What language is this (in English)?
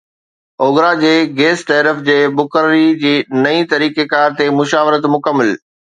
Sindhi